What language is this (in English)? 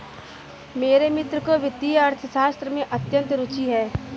Hindi